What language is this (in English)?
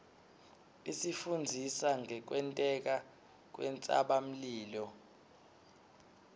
Swati